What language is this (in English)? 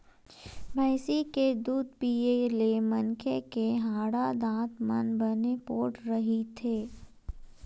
Chhattisgarhi